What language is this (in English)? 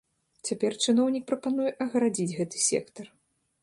Belarusian